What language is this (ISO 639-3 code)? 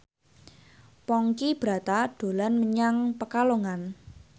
jav